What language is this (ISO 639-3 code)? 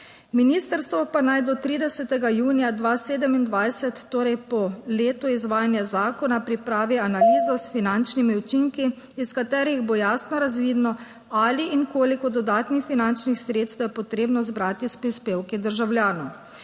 slv